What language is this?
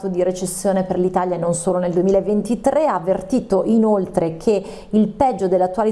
Italian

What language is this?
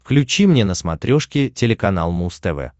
Russian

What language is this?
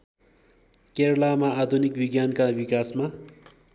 Nepali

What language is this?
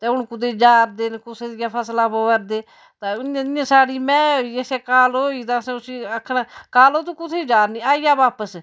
Dogri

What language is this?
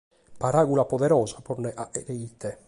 Sardinian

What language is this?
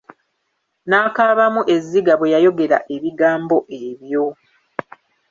Ganda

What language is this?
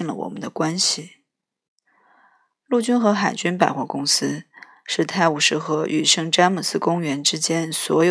Chinese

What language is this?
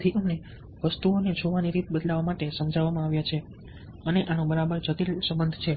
Gujarati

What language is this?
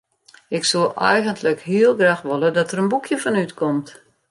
Western Frisian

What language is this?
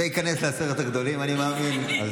Hebrew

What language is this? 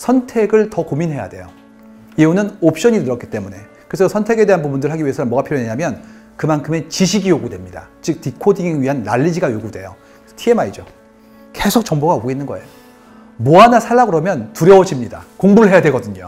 Korean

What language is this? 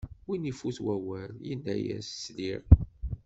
Kabyle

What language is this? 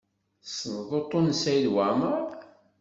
Kabyle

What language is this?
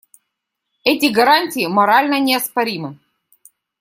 Russian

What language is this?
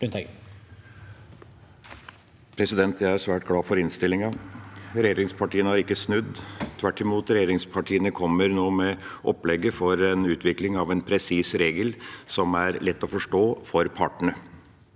Norwegian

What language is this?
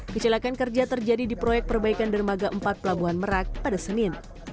Indonesian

